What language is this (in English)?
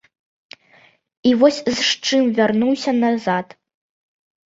Belarusian